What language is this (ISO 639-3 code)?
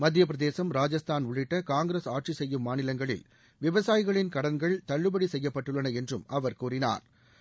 tam